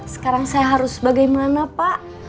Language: Indonesian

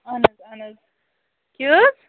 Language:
Kashmiri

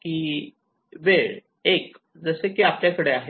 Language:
Marathi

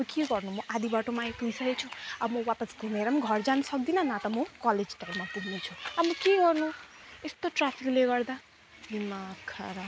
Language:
Nepali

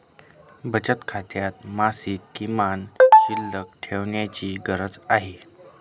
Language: Marathi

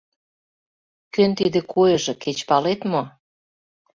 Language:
Mari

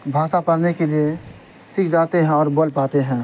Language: Urdu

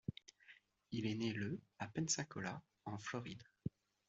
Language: French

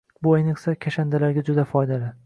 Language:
Uzbek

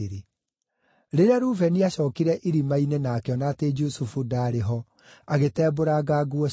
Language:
Kikuyu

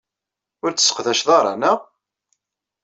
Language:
Kabyle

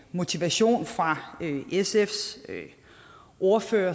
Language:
Danish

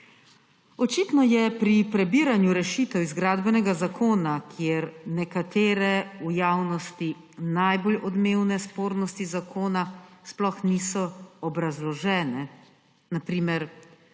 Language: Slovenian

